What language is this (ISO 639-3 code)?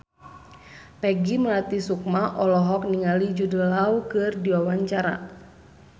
sun